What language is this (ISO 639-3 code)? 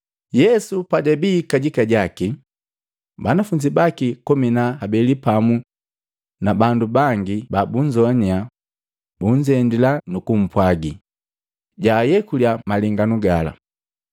mgv